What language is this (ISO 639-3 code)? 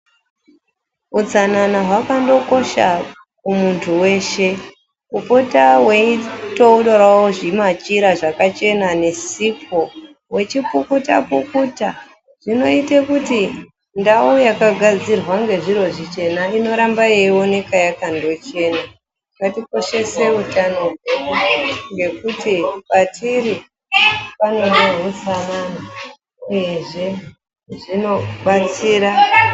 ndc